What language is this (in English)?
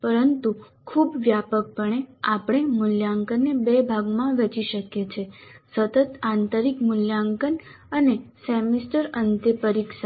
Gujarati